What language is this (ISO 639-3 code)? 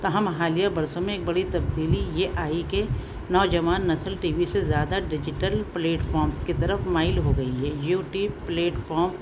urd